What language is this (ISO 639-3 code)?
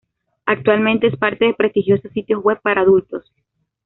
spa